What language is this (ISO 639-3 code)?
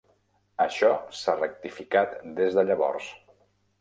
cat